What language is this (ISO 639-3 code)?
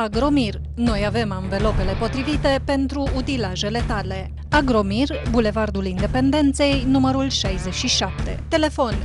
ron